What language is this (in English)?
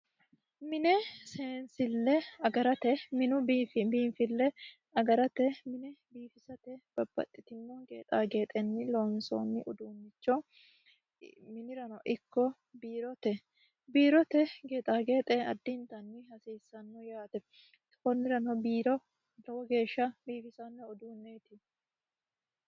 Sidamo